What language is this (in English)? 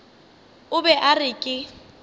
Northern Sotho